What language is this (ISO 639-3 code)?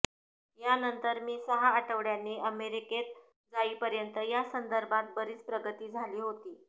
mar